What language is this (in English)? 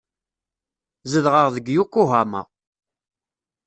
Kabyle